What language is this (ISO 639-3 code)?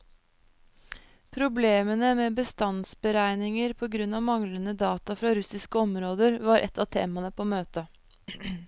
nor